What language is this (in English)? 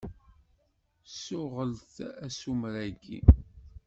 Kabyle